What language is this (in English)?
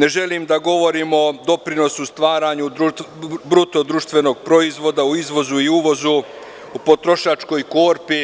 Serbian